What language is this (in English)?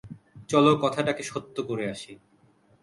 Bangla